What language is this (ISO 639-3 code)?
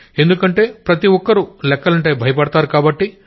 tel